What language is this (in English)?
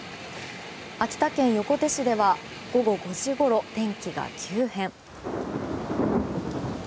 Japanese